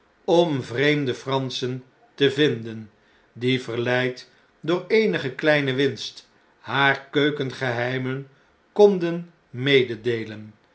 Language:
Dutch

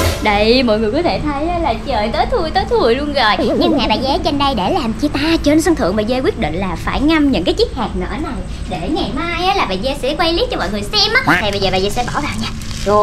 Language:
Vietnamese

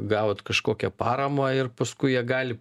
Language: Lithuanian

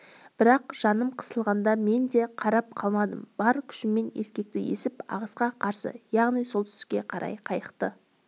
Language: Kazakh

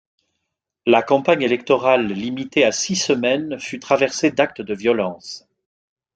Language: French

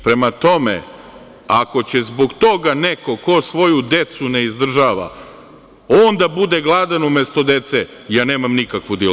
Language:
Serbian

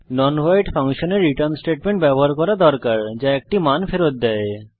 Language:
Bangla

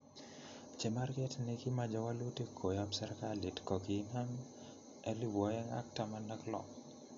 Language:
Kalenjin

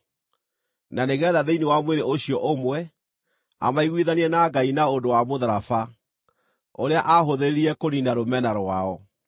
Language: Kikuyu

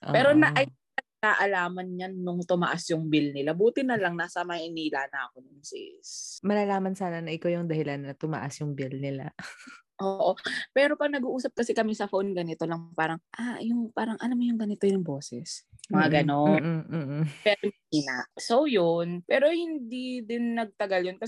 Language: Filipino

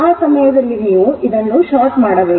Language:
Kannada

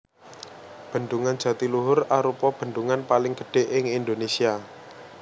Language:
Javanese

